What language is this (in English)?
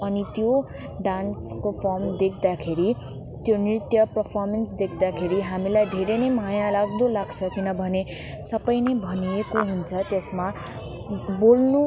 Nepali